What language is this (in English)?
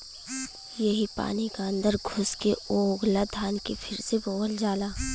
Bhojpuri